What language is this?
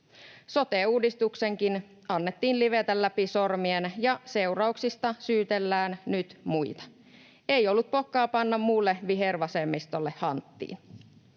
Finnish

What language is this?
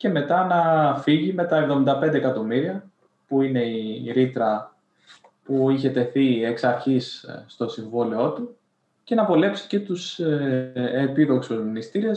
Greek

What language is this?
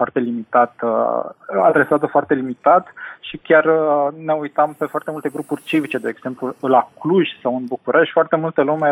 Romanian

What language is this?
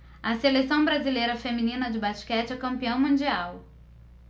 Portuguese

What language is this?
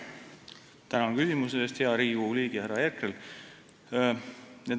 Estonian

